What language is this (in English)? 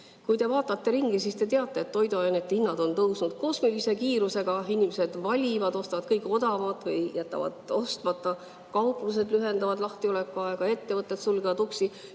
Estonian